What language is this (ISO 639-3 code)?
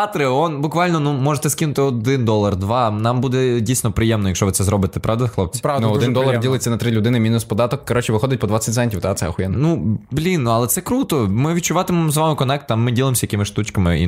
ukr